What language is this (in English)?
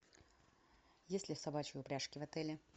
Russian